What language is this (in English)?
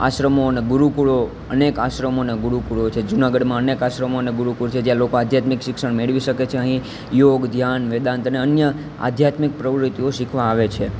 Gujarati